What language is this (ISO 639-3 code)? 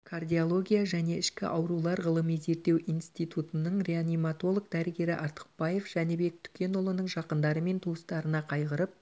kaz